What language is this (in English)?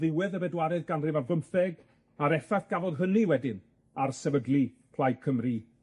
Welsh